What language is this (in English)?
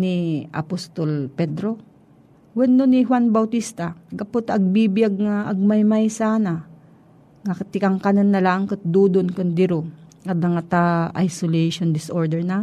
Filipino